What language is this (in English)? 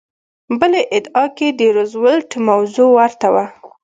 Pashto